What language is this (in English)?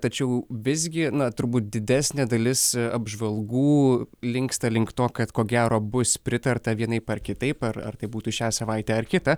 Lithuanian